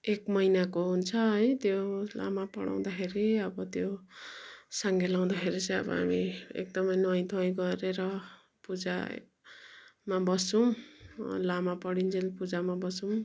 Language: Nepali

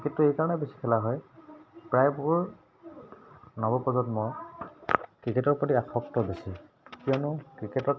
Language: Assamese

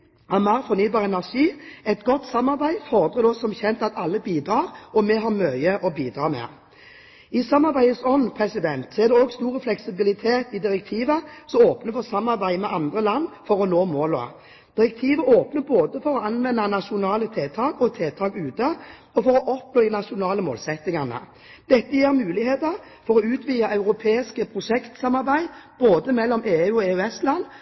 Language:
Norwegian Bokmål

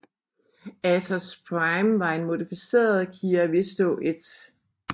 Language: Danish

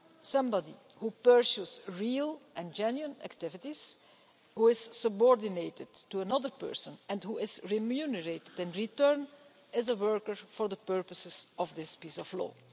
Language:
English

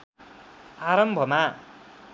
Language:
Nepali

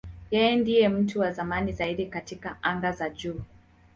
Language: Swahili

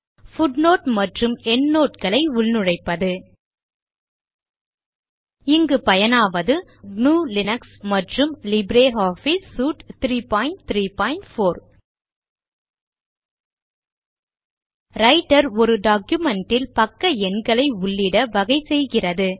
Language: Tamil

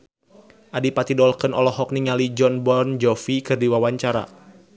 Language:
Sundanese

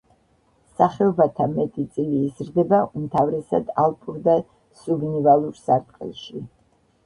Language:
Georgian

